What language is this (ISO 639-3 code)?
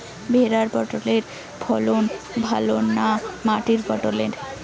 ben